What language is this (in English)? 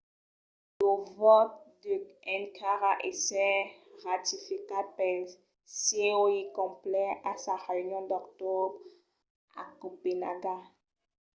Occitan